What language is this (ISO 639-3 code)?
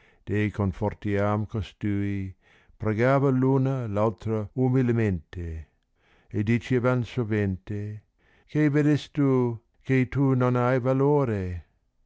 ita